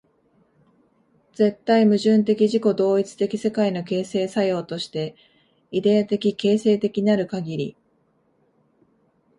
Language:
Japanese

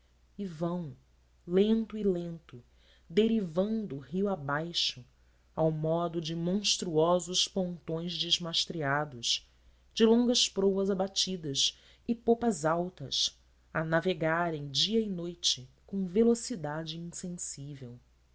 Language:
Portuguese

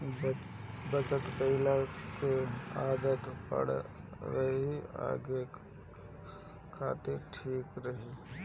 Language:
Bhojpuri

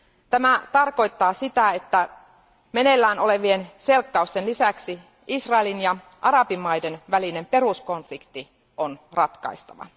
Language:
Finnish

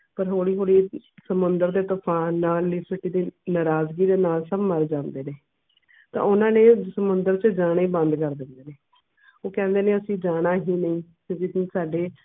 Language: Punjabi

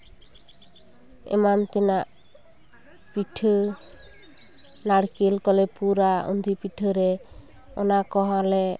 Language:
Santali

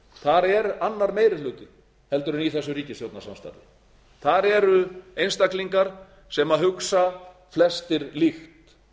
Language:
Icelandic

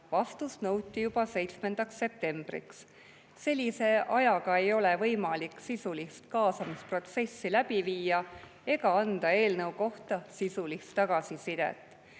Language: Estonian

